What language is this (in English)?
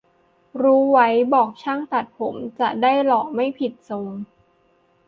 Thai